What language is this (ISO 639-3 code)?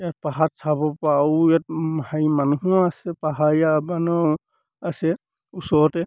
asm